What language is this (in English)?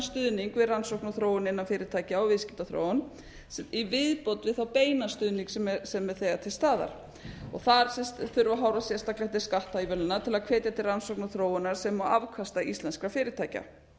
Icelandic